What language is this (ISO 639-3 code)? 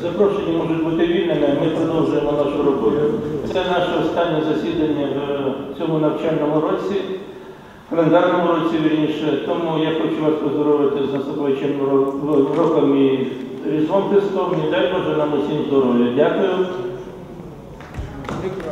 ukr